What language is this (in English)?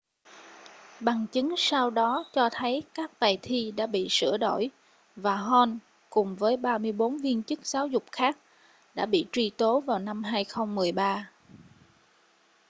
Vietnamese